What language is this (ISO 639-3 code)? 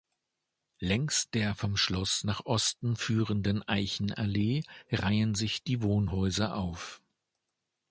deu